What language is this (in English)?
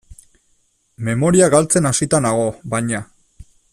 Basque